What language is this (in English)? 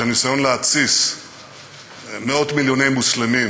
Hebrew